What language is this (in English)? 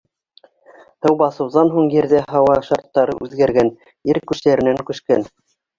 Bashkir